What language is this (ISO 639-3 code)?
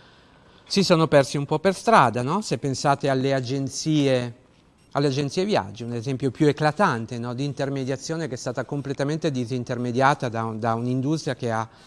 ita